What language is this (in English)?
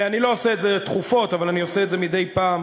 Hebrew